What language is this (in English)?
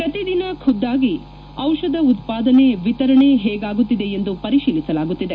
Kannada